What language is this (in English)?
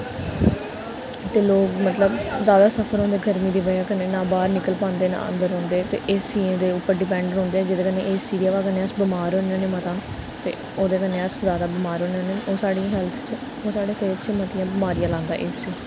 Dogri